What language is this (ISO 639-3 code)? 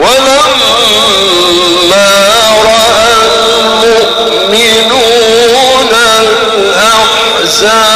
ara